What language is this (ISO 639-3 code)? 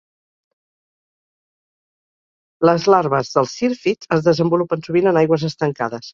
cat